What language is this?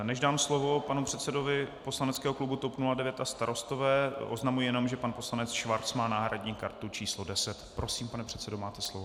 Czech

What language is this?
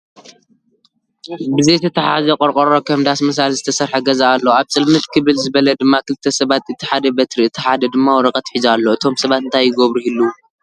Tigrinya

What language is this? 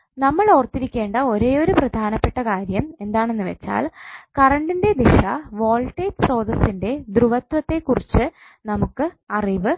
Malayalam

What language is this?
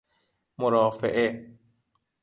Persian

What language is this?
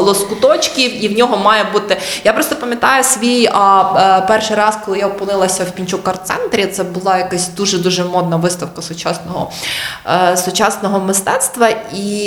Ukrainian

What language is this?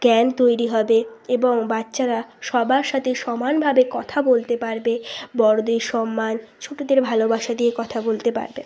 Bangla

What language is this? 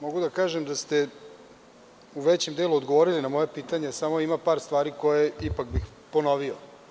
Serbian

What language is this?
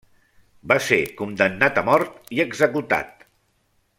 Catalan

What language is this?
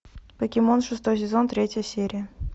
Russian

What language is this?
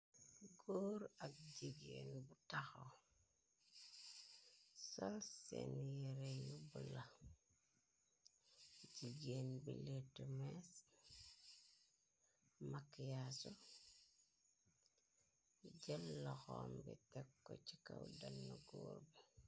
Wolof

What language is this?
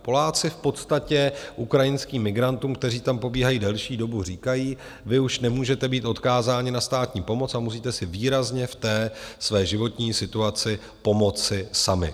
Czech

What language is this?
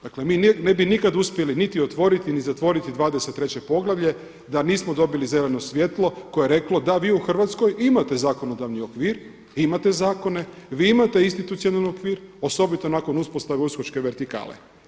Croatian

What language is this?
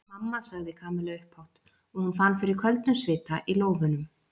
Icelandic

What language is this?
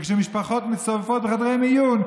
Hebrew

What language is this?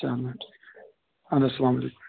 Kashmiri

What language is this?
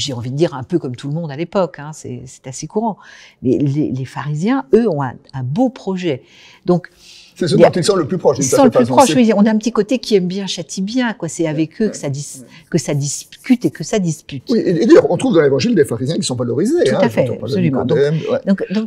French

